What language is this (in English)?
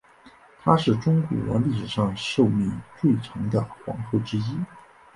Chinese